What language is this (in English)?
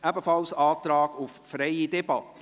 Swiss German